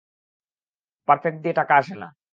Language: Bangla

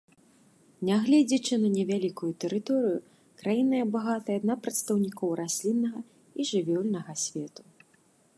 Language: Belarusian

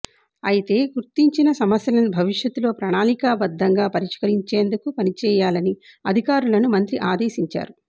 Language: Telugu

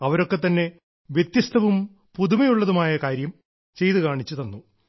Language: Malayalam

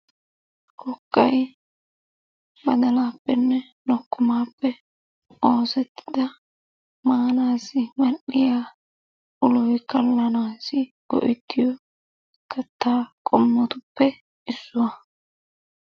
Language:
Wolaytta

